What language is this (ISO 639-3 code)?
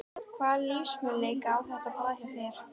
isl